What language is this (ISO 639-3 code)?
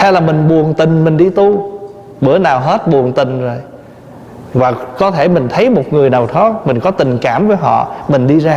vie